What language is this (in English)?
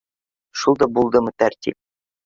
Bashkir